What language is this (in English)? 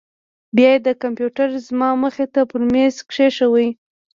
Pashto